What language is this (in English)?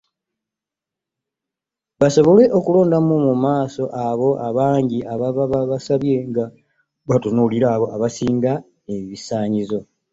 Ganda